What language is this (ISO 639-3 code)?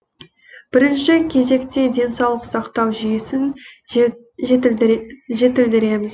kaz